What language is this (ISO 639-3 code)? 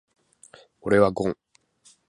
jpn